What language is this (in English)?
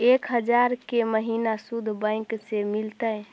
Magahi